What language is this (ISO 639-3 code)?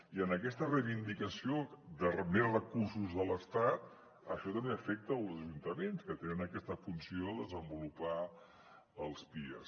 cat